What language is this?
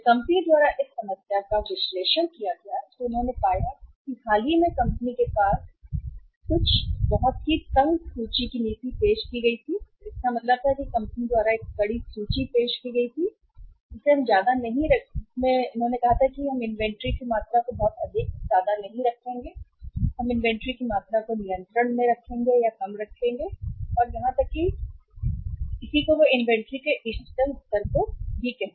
Hindi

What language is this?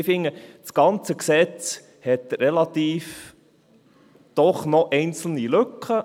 Swiss German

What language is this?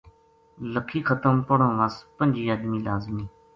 Gujari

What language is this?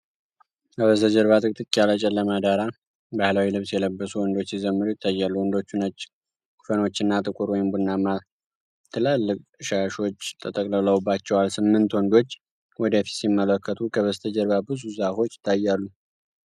Amharic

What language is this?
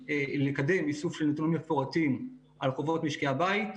Hebrew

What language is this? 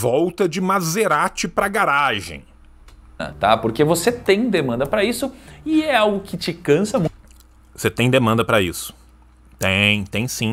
Portuguese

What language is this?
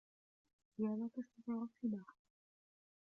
Arabic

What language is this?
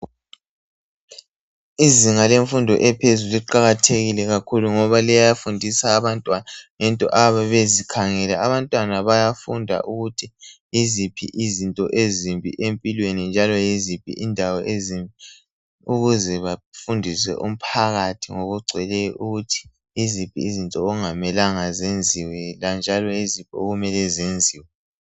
North Ndebele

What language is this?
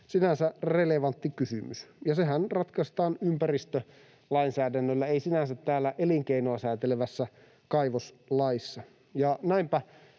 Finnish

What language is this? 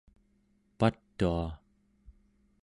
Central Yupik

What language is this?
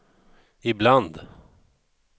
Swedish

